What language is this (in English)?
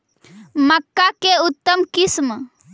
Magahi